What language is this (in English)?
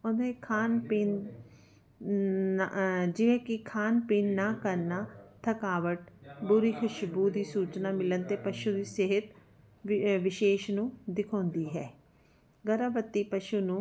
Punjabi